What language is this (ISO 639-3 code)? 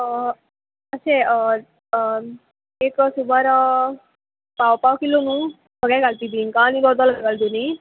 kok